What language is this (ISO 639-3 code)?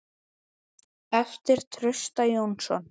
isl